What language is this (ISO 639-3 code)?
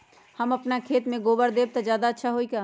mag